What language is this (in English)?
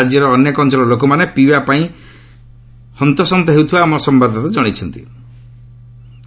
Odia